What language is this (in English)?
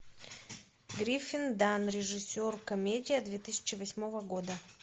Russian